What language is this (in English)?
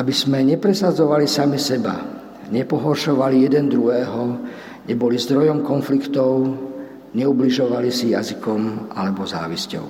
Slovak